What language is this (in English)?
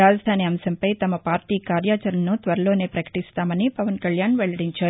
Telugu